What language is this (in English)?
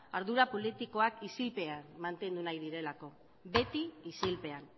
Basque